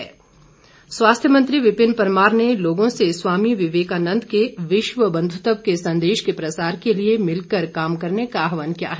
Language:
Hindi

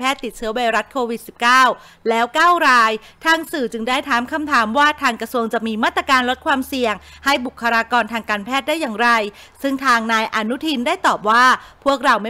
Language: Thai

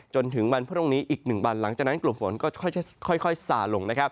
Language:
Thai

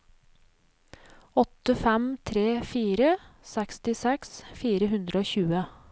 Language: Norwegian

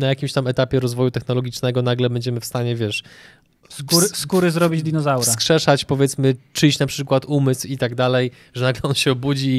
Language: Polish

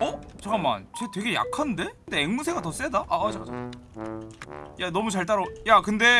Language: Korean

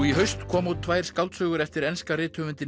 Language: Icelandic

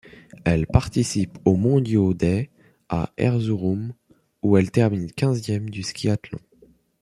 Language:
French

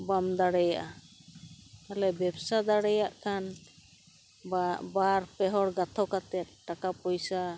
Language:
Santali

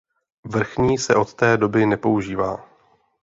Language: Czech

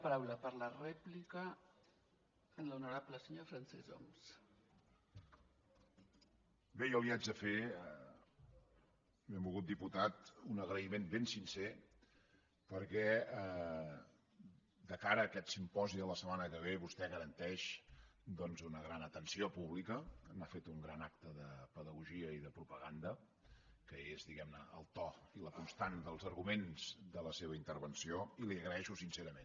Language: Catalan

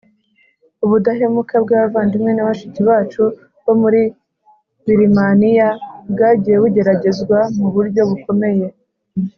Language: Kinyarwanda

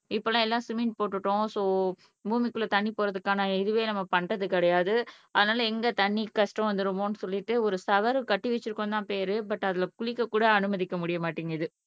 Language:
Tamil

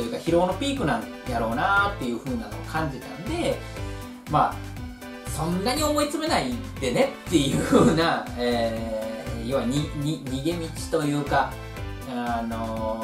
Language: Japanese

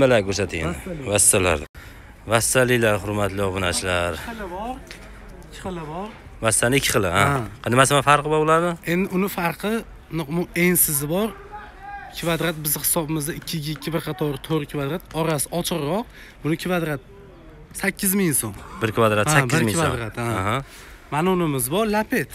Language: Turkish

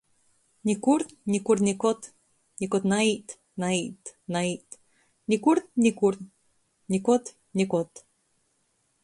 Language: Latgalian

